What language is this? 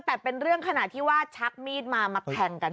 Thai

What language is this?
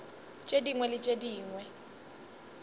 Northern Sotho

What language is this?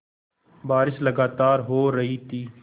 Hindi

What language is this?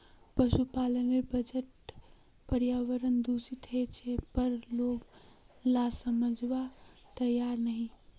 Magahi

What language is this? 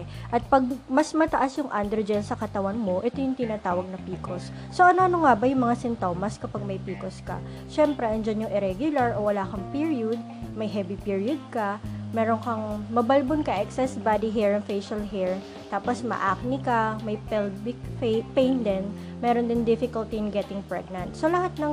Filipino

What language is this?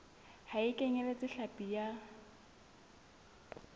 Southern Sotho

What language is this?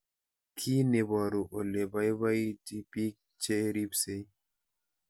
Kalenjin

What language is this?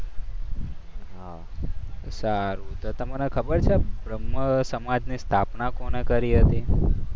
Gujarati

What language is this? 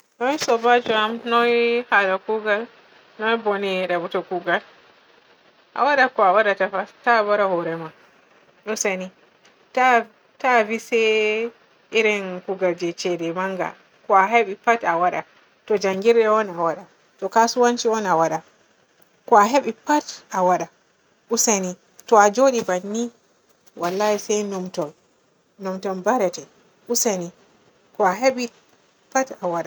Borgu Fulfulde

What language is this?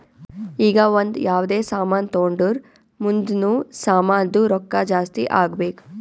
Kannada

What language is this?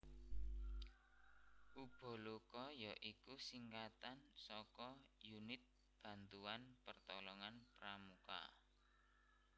Javanese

